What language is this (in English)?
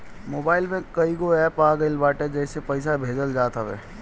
Bhojpuri